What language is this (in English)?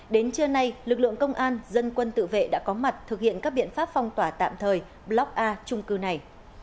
Vietnamese